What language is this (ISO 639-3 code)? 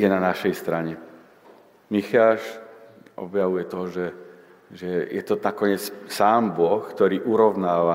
slk